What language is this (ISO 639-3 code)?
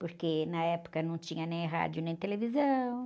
por